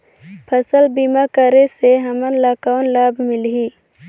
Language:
Chhattisgarhi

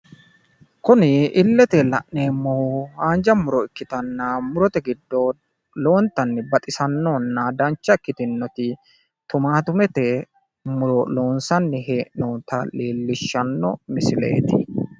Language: Sidamo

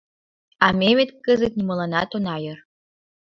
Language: Mari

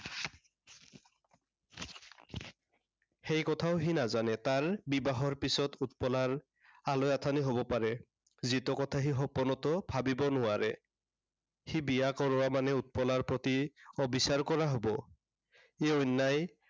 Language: Assamese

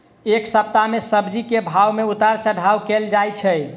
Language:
Maithili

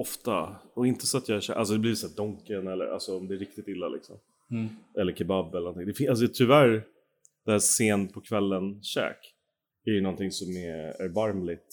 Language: Swedish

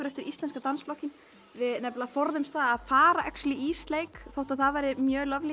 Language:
Icelandic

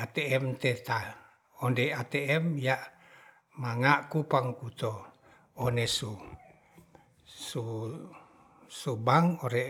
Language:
Ratahan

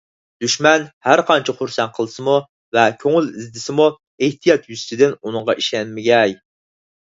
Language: Uyghur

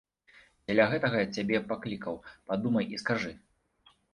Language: Belarusian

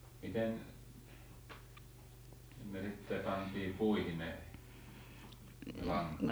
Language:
Finnish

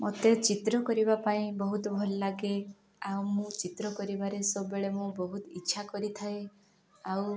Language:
Odia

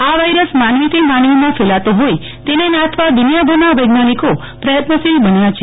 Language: Gujarati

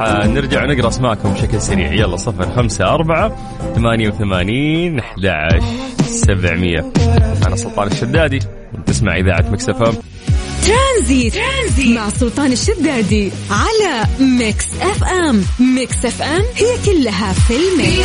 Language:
Arabic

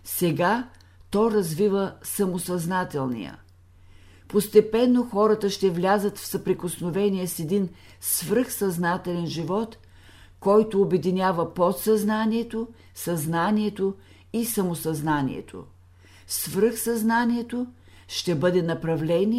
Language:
Bulgarian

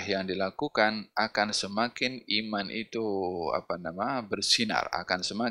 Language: Malay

